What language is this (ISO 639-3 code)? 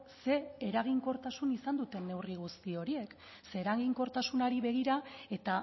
eus